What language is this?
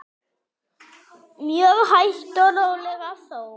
Icelandic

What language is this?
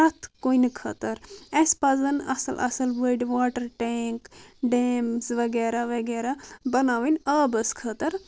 Kashmiri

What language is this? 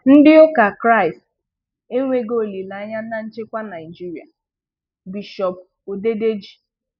Igbo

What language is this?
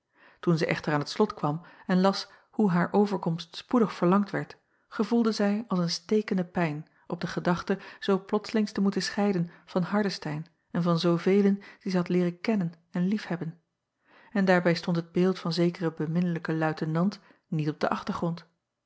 Dutch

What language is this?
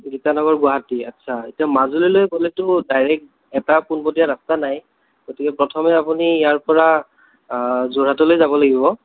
Assamese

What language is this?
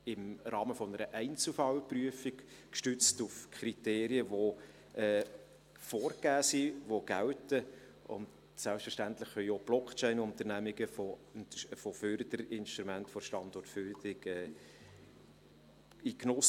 Swiss German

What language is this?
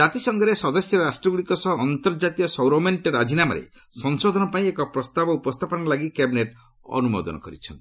Odia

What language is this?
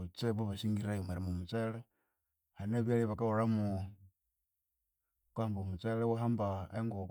Konzo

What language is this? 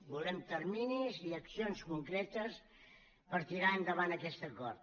Catalan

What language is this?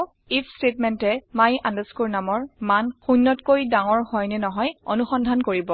Assamese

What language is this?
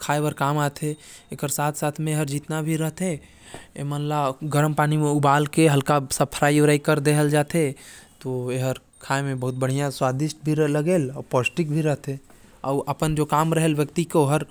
Korwa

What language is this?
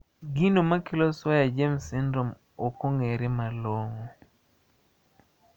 Luo (Kenya and Tanzania)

